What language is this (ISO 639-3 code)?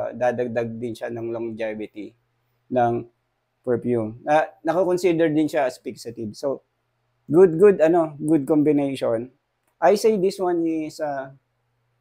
fil